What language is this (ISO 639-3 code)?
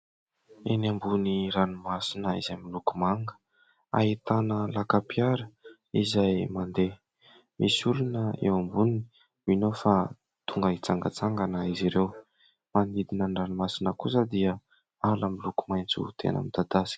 mlg